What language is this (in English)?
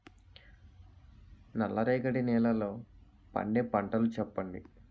Telugu